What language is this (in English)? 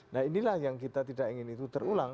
Indonesian